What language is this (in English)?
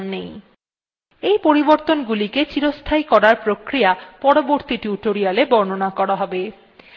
Bangla